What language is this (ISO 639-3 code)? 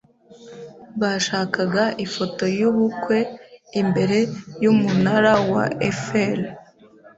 kin